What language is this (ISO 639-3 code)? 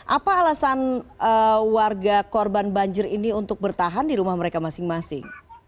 ind